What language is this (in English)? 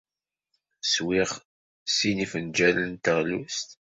Kabyle